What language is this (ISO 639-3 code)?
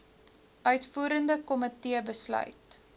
afr